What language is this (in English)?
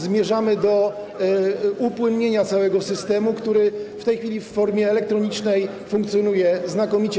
Polish